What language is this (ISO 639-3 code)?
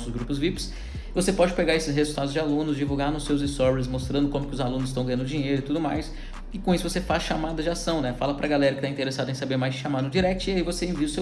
por